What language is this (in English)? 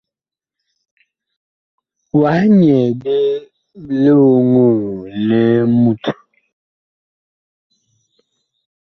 Bakoko